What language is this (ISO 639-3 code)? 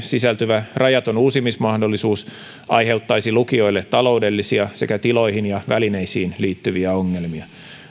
fin